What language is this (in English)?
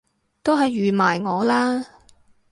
Cantonese